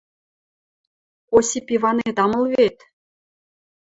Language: Western Mari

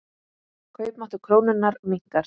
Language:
Icelandic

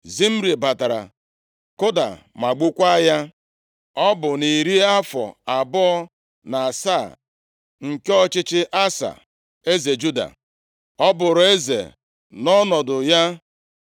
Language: Igbo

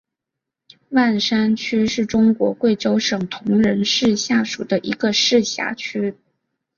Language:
Chinese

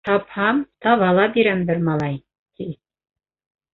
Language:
Bashkir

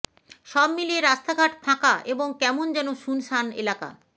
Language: Bangla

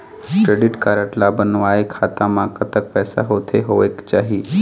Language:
Chhattisgarhi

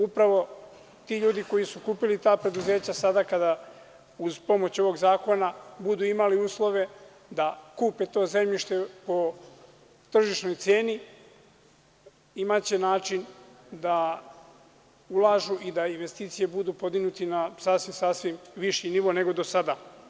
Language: Serbian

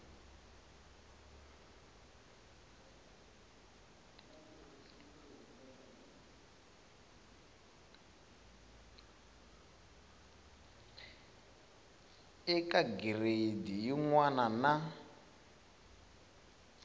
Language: Tsonga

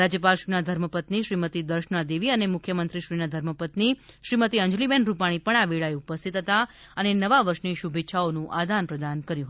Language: Gujarati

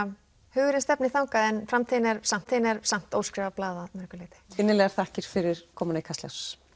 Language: Icelandic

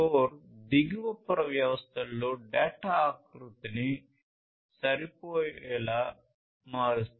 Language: Telugu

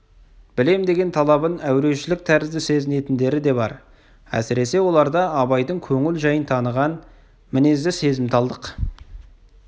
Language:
Kazakh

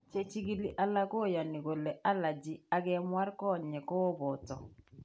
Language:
Kalenjin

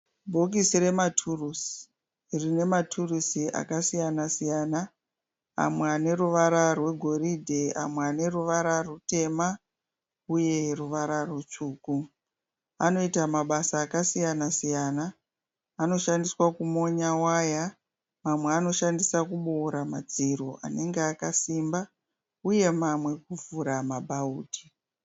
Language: Shona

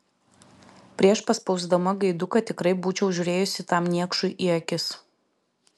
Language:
Lithuanian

